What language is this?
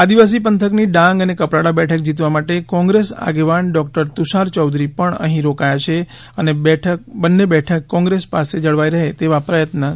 Gujarati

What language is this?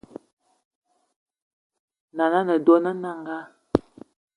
Eton (Cameroon)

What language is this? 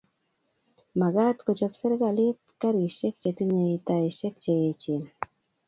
Kalenjin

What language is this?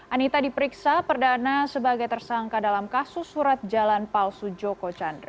Indonesian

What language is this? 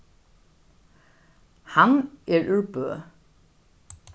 Faroese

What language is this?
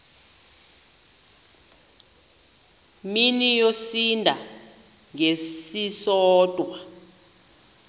Xhosa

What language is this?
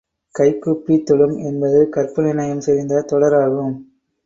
Tamil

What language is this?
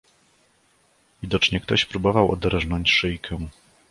Polish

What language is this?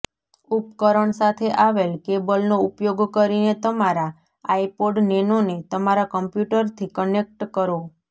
Gujarati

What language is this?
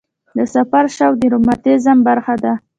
Pashto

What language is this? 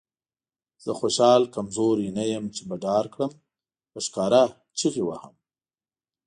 Pashto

